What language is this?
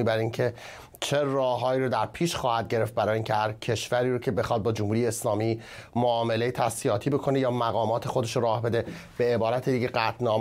Persian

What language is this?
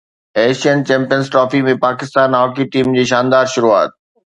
Sindhi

